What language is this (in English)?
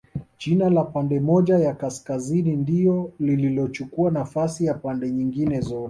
Swahili